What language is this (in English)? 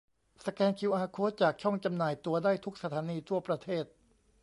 Thai